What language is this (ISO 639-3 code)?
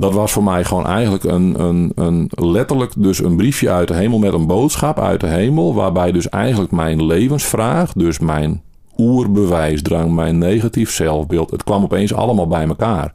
nld